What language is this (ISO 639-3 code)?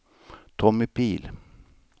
swe